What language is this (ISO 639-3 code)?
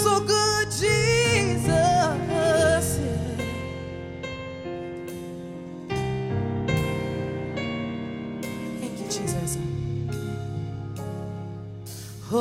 nld